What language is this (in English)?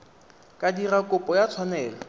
Tswana